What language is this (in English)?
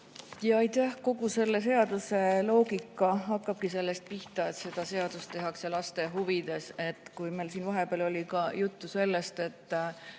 Estonian